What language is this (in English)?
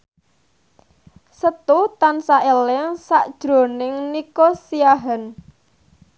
Javanese